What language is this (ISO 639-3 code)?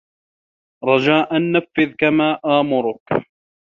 ara